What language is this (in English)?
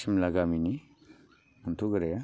Bodo